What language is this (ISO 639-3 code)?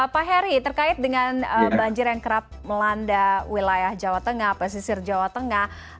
ind